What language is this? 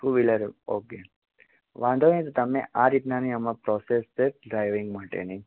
Gujarati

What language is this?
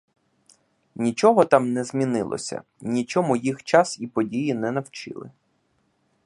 Ukrainian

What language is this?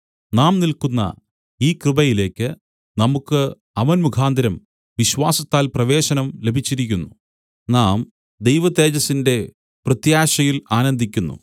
Malayalam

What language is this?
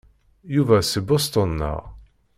Kabyle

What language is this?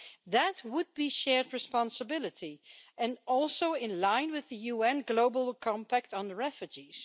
English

